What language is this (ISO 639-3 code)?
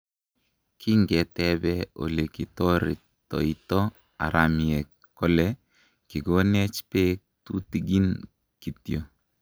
kln